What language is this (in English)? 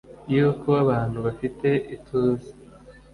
Kinyarwanda